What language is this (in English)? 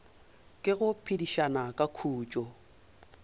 Northern Sotho